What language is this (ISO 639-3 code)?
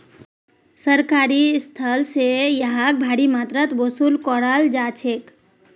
mag